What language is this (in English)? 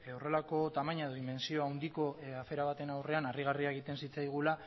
Basque